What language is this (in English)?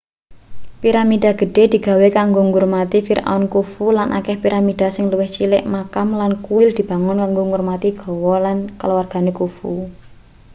Javanese